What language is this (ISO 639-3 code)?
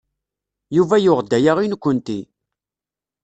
kab